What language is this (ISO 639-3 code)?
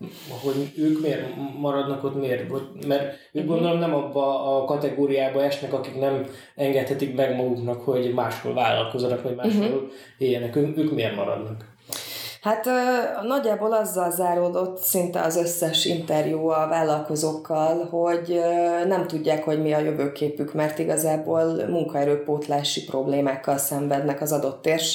hun